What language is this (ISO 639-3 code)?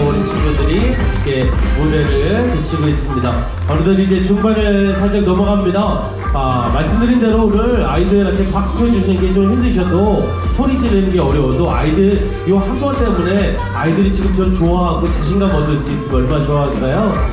kor